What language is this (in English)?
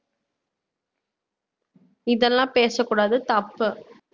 Tamil